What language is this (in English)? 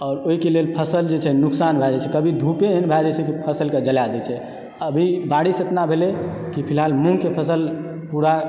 Maithili